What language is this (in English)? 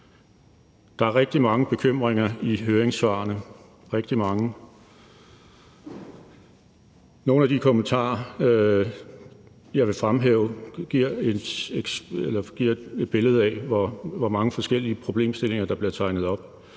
Danish